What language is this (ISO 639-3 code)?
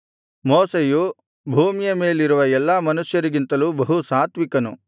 kan